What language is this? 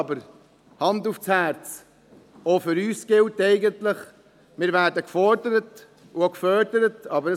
Swiss German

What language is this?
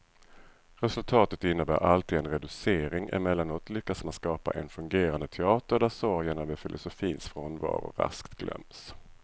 Swedish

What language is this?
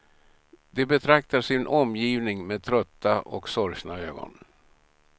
Swedish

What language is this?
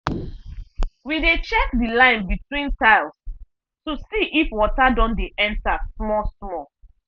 Nigerian Pidgin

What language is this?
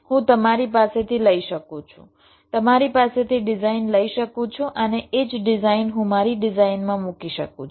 Gujarati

